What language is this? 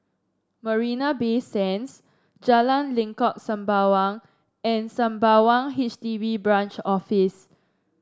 English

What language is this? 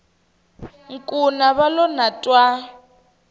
Tsonga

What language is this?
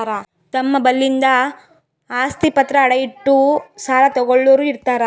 Kannada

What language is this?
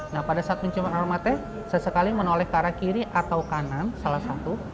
Indonesian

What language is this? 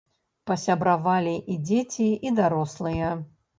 Belarusian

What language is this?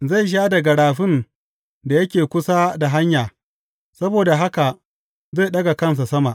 Hausa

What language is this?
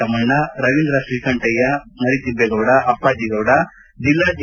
Kannada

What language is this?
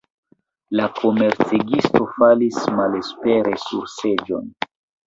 Esperanto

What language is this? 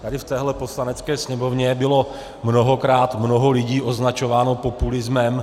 Czech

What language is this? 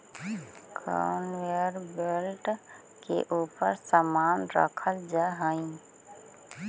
Magahi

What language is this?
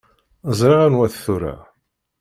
Kabyle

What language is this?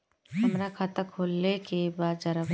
Bhojpuri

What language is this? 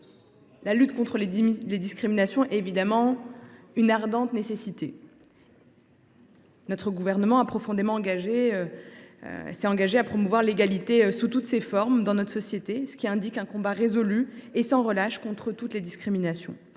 French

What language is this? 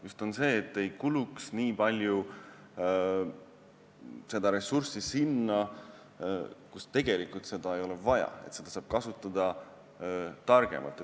Estonian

